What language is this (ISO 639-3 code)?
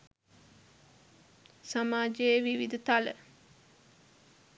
sin